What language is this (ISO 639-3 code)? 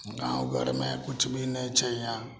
mai